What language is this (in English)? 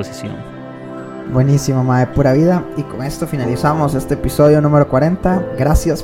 Spanish